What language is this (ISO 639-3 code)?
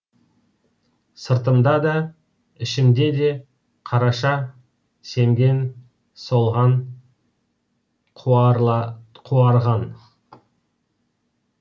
kaz